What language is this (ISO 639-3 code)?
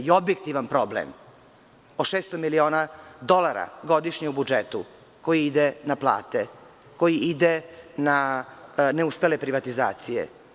srp